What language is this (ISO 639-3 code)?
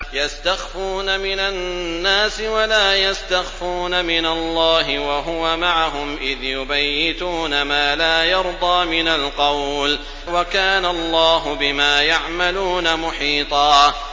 ara